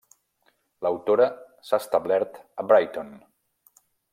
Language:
Catalan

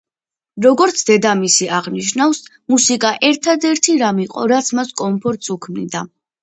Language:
Georgian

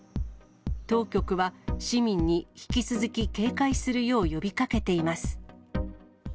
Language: Japanese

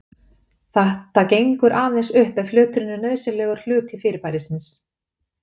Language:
Icelandic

